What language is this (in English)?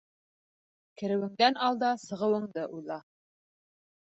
Bashkir